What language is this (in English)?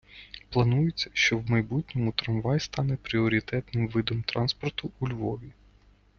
Ukrainian